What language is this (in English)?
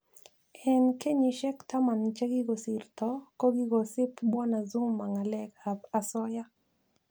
Kalenjin